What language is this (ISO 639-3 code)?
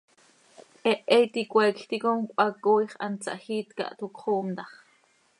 sei